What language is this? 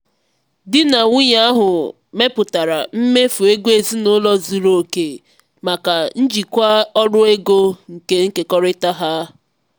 Igbo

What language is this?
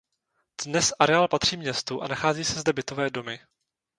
Czech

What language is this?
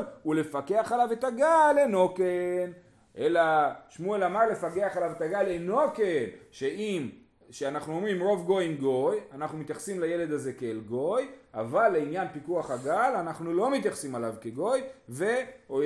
Hebrew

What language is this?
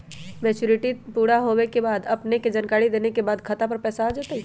Magahi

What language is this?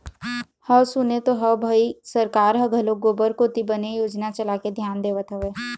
Chhattisgarhi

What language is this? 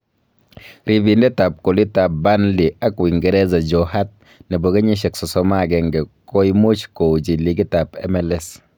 Kalenjin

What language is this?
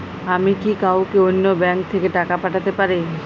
Bangla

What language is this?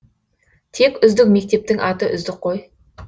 Kazakh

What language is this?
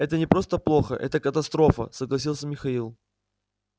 Russian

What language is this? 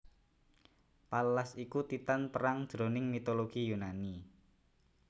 Javanese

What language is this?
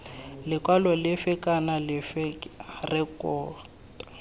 Tswana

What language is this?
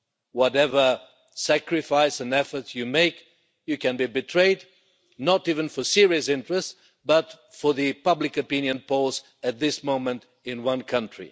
English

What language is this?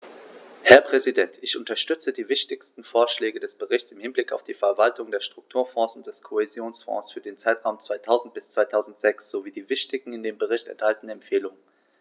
German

